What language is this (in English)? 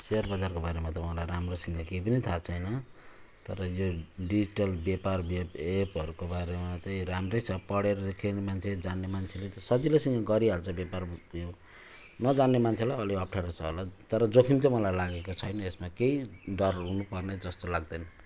Nepali